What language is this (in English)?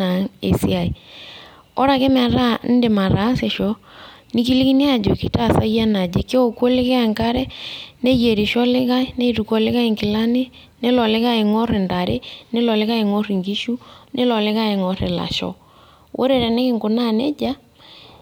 Masai